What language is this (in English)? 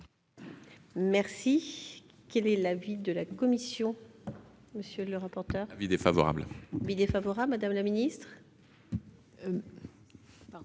French